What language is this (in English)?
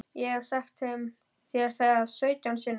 Icelandic